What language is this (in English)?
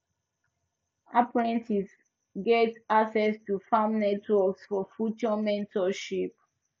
Nigerian Pidgin